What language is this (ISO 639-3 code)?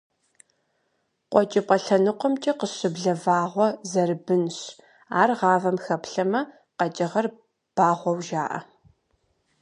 kbd